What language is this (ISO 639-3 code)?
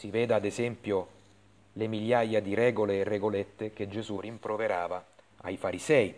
ita